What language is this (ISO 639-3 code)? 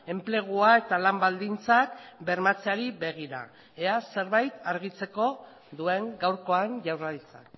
eus